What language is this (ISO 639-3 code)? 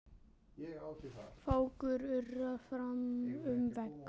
isl